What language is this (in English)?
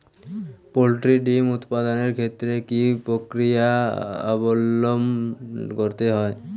Bangla